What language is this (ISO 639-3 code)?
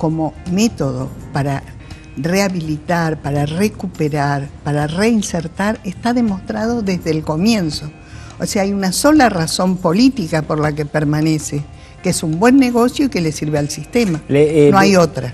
spa